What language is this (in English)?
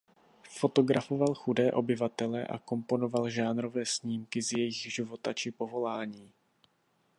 Czech